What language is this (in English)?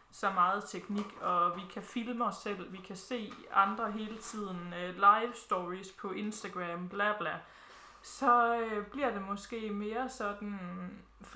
Danish